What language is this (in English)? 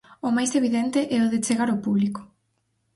Galician